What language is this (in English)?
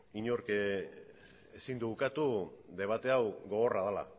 Basque